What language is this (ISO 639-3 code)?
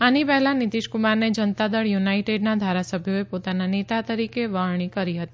guj